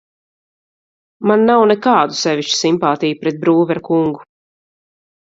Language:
Latvian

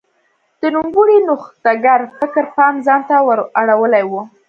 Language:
Pashto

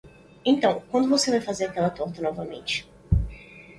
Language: Portuguese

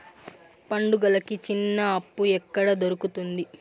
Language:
Telugu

